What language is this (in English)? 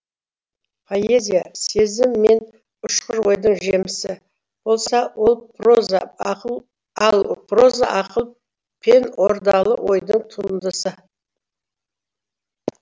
Kazakh